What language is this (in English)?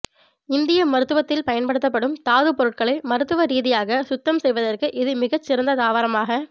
Tamil